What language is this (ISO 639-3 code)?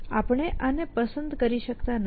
guj